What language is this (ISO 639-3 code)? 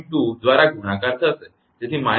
guj